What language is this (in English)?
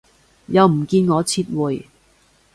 Cantonese